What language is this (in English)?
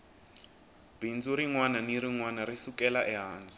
Tsonga